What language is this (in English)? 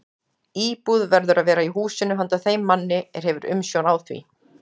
Icelandic